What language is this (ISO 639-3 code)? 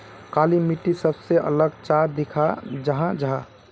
mag